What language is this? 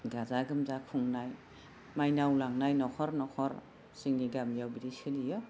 Bodo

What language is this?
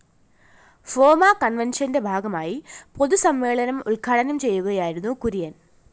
Malayalam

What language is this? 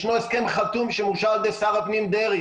Hebrew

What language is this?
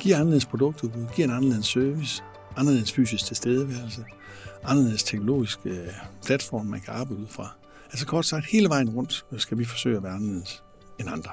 Danish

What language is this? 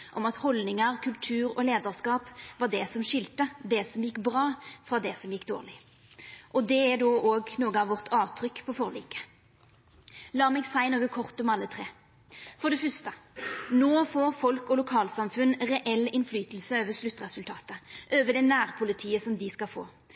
Norwegian Nynorsk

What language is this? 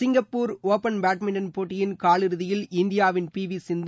Tamil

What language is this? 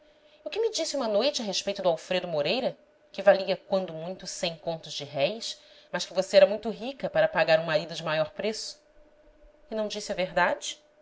Portuguese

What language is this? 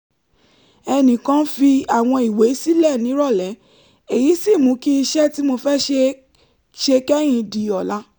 Yoruba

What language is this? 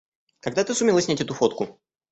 Russian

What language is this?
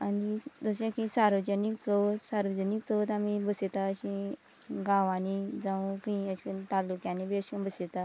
Konkani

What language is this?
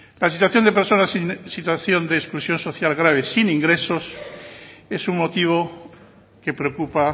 Spanish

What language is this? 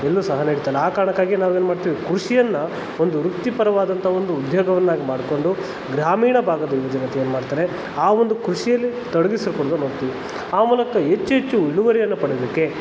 Kannada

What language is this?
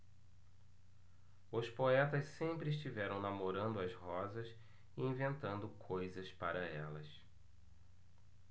Portuguese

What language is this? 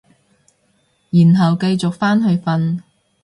Cantonese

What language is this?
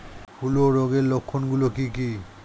Bangla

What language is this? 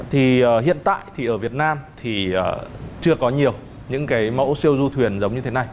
Vietnamese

